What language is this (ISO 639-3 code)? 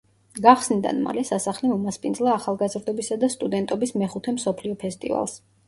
kat